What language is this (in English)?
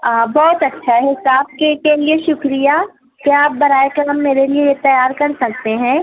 Urdu